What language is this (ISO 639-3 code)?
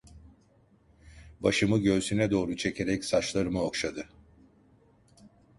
tur